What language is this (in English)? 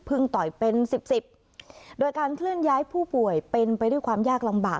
Thai